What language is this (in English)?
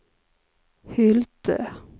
Swedish